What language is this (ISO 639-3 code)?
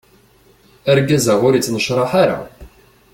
kab